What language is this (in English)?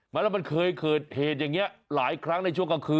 Thai